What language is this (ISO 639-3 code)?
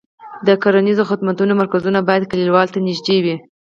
pus